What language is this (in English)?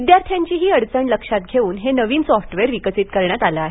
Marathi